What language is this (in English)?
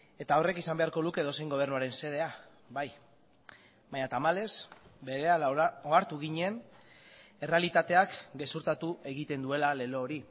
Basque